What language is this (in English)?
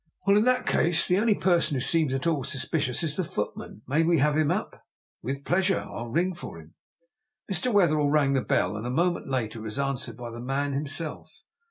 English